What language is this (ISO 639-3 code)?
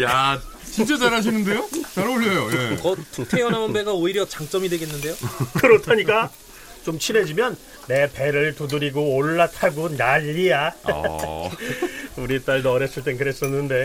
kor